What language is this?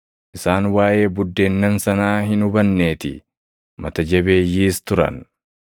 Oromo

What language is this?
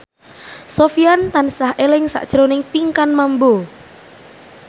Javanese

